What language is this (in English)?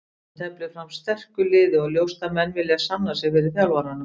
Icelandic